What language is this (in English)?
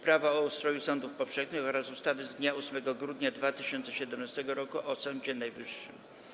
Polish